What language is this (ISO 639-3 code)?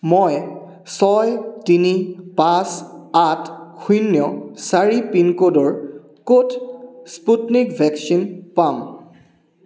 asm